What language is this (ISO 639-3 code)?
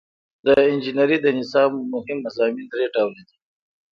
pus